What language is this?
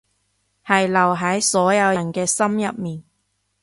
Cantonese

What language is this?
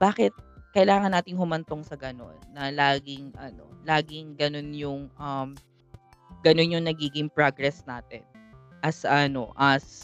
Filipino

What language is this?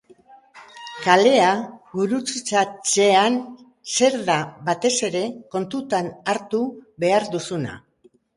Basque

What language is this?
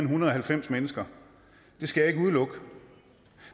Danish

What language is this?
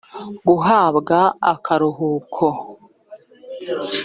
Kinyarwanda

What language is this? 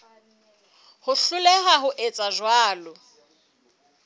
Southern Sotho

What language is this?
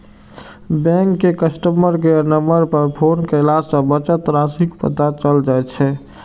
Maithili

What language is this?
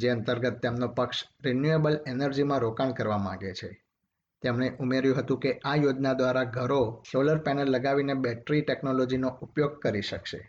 Gujarati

